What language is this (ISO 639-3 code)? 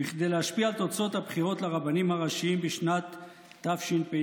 heb